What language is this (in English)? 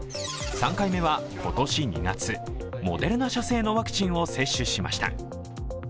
Japanese